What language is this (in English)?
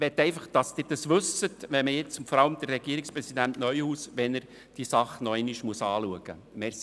Swiss German